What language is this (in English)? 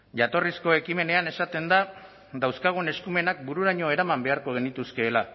Basque